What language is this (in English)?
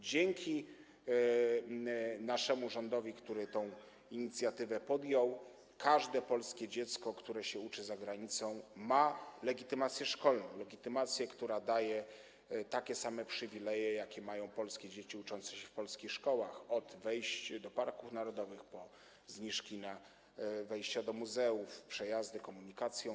Polish